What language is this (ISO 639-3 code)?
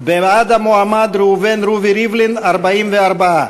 heb